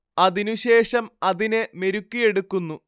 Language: Malayalam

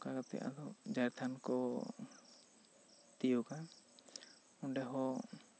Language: Santali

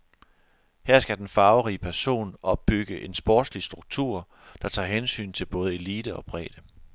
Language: Danish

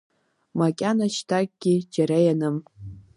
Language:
Abkhazian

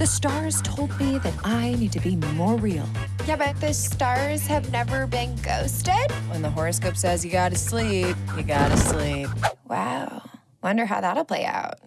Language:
English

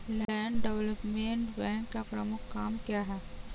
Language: Hindi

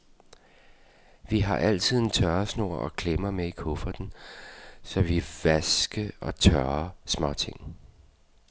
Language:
Danish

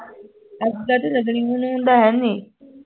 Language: Punjabi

